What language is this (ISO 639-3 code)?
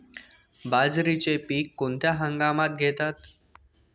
mar